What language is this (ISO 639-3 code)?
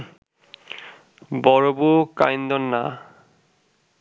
ben